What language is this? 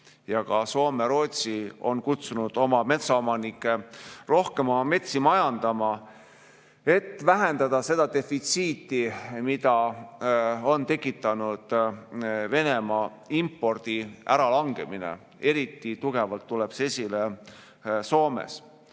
Estonian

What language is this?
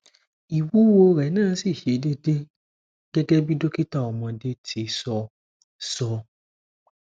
Yoruba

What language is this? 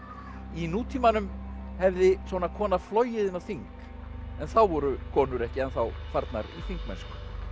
Icelandic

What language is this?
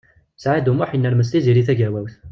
Kabyle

